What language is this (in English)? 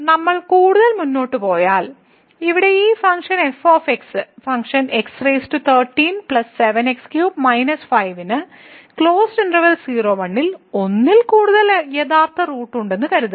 Malayalam